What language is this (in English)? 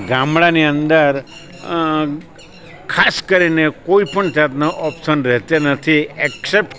Gujarati